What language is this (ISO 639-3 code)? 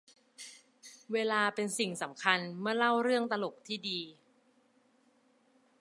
tha